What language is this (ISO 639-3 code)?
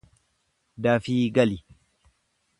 orm